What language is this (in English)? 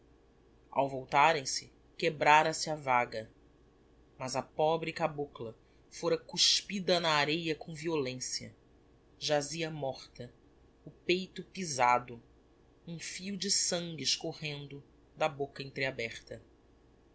Portuguese